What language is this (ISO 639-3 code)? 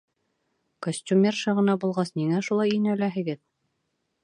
bak